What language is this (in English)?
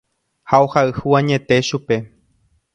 Guarani